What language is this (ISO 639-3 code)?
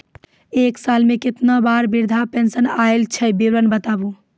mai